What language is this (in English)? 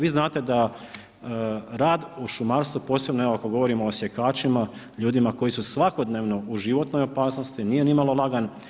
Croatian